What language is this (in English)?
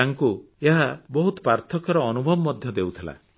Odia